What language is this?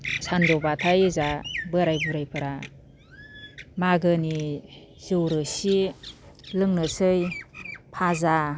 Bodo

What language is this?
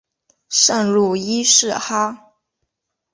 Chinese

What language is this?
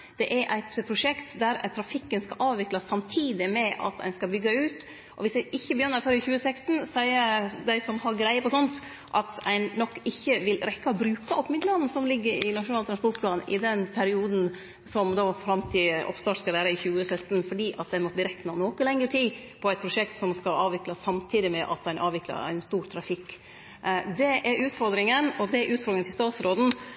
Norwegian Nynorsk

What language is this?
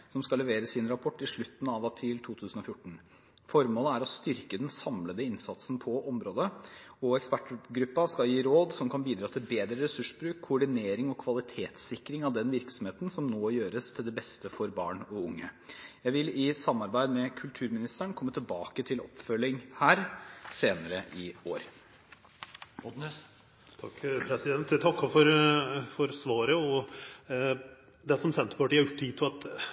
Norwegian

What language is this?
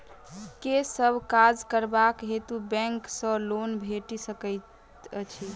Maithili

